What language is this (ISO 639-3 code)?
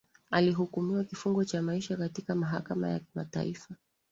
swa